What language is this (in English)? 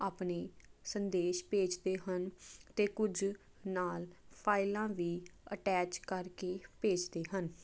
Punjabi